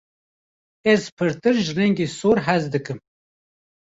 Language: Kurdish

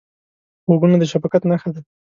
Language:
Pashto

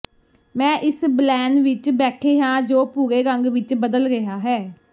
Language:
Punjabi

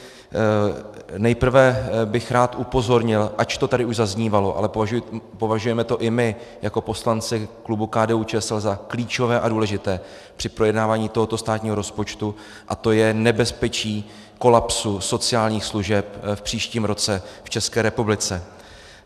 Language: Czech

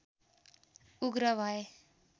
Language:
Nepali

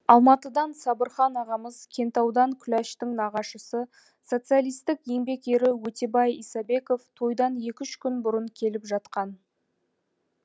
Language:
Kazakh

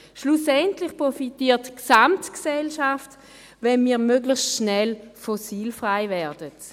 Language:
Swiss German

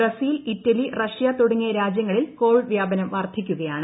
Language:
Malayalam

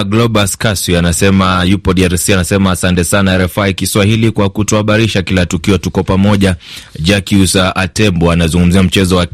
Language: Swahili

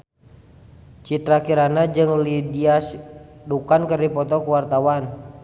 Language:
Sundanese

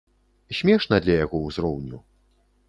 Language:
Belarusian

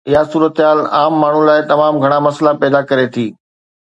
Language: Sindhi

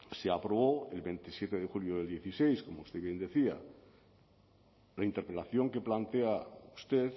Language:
Spanish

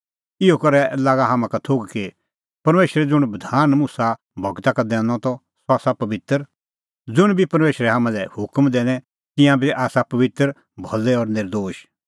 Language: Kullu Pahari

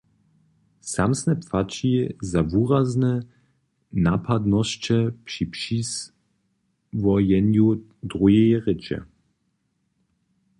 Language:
Upper Sorbian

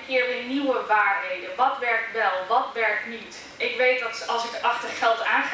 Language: Dutch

